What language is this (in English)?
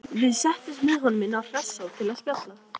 Icelandic